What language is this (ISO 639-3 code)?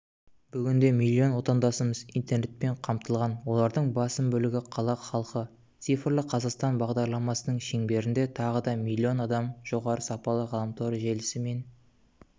kaz